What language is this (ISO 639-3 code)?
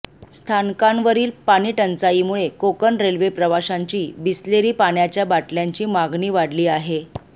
mar